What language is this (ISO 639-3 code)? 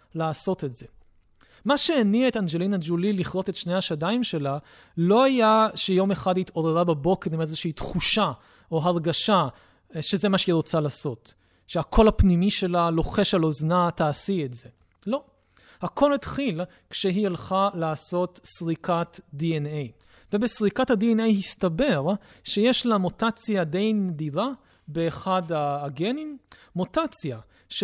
heb